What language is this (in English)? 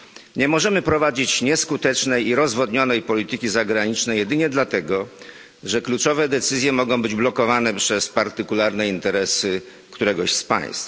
Polish